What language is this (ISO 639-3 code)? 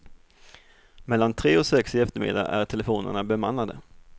swe